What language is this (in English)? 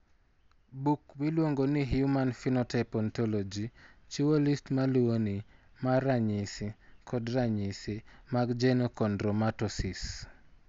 Luo (Kenya and Tanzania)